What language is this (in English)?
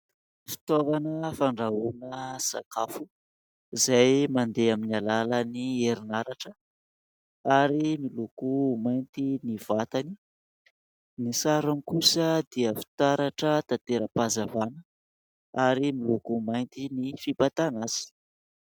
Malagasy